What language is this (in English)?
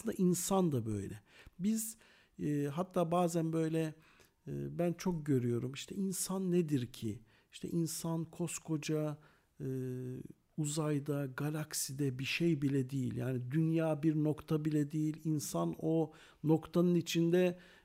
Turkish